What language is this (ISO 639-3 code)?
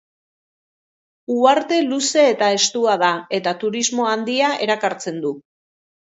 eus